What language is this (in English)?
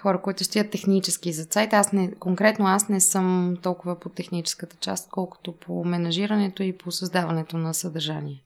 Bulgarian